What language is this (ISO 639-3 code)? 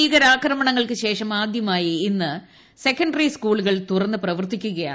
mal